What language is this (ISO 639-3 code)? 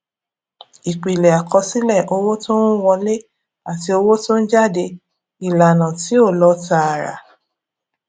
yor